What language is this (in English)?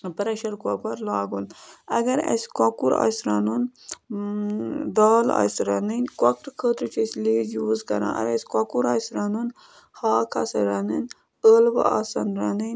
Kashmiri